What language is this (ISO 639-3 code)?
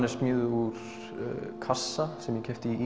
isl